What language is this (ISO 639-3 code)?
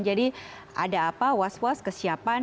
ind